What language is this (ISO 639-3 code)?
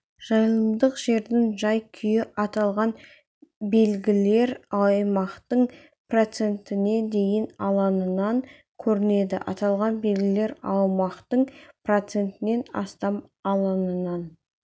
kaz